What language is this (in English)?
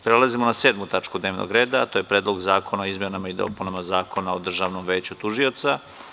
Serbian